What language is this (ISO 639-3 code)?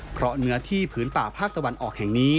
tha